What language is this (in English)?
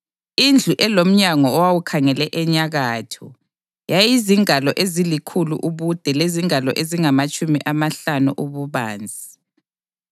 North Ndebele